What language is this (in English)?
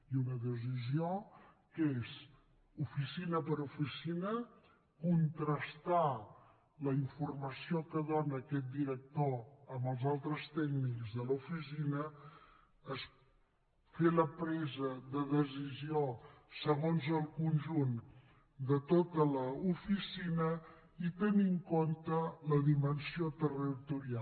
Catalan